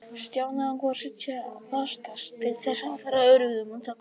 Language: Icelandic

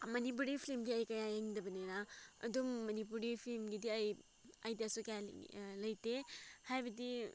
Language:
Manipuri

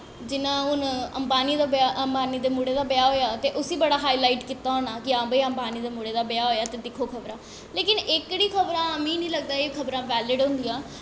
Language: Dogri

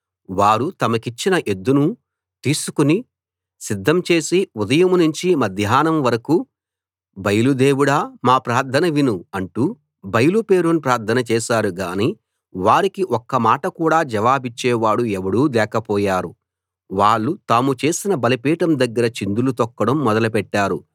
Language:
Telugu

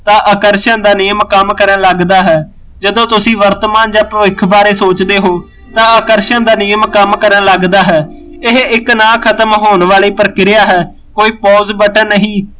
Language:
Punjabi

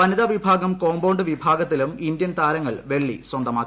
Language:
Malayalam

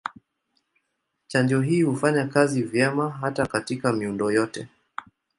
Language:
Swahili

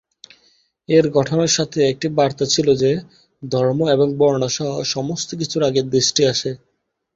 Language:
Bangla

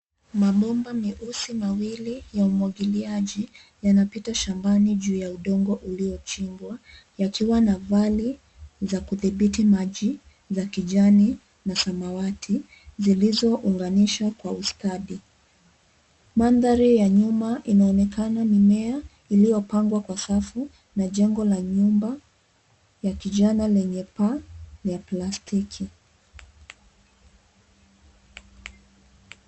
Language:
Swahili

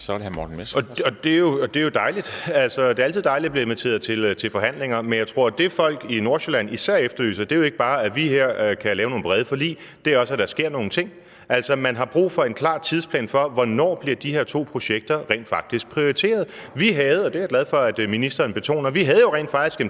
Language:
Danish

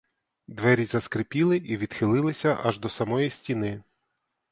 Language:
Ukrainian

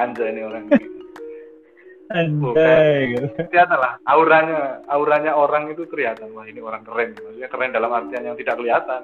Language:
Indonesian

